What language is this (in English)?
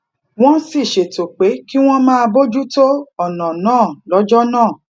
Yoruba